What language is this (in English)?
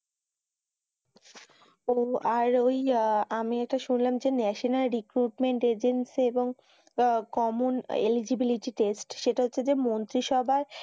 Bangla